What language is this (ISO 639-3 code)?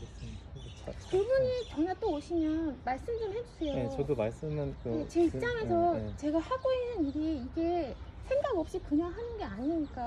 kor